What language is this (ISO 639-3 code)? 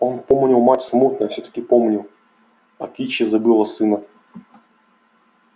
rus